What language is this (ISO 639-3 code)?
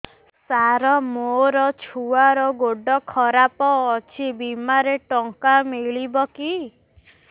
ori